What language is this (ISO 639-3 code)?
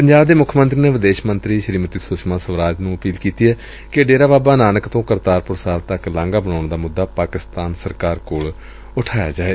pan